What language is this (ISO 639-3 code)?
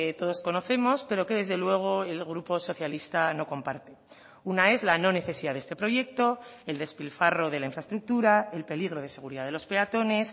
spa